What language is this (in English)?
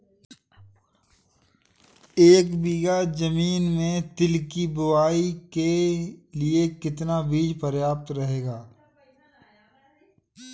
Hindi